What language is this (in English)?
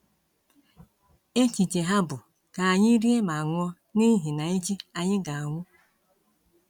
Igbo